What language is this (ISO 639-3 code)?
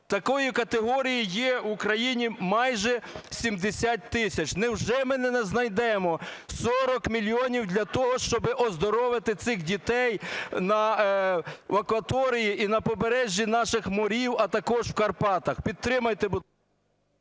ukr